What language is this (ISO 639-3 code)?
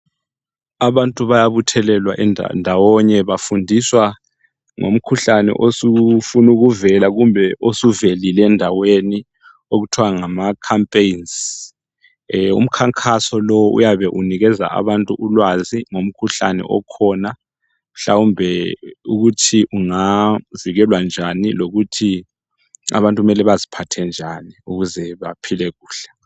nde